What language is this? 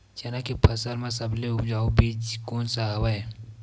Chhattisgarhi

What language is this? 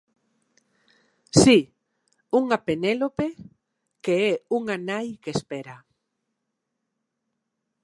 Galician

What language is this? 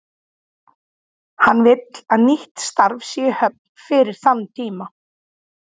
Icelandic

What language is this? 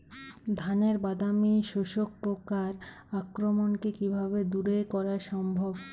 Bangla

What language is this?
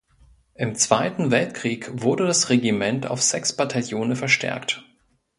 German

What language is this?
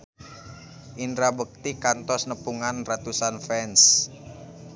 Sundanese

